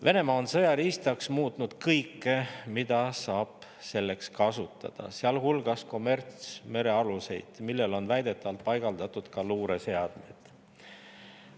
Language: Estonian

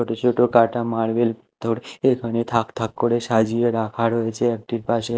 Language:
Bangla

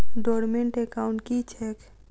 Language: Maithili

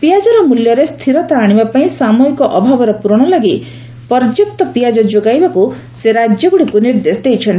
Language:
Odia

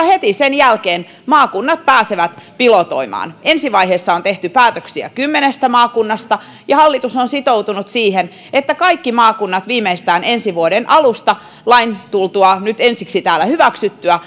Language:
Finnish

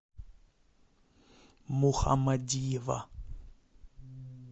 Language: Russian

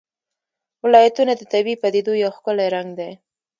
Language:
Pashto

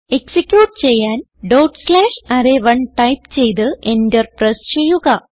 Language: Malayalam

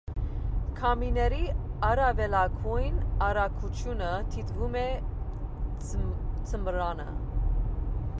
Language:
Armenian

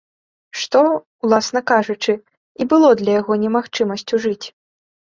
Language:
Belarusian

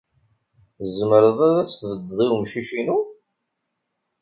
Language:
Kabyle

